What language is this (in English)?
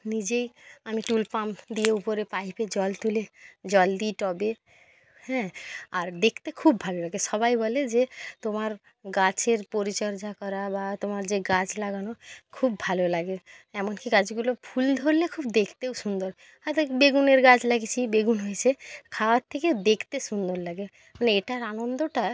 Bangla